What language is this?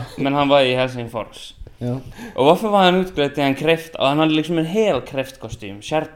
Swedish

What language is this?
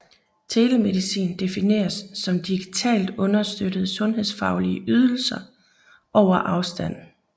Danish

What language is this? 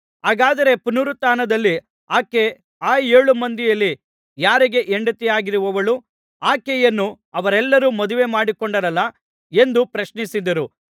Kannada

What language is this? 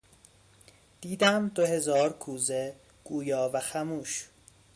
Persian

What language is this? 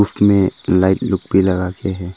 Hindi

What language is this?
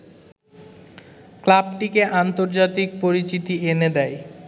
Bangla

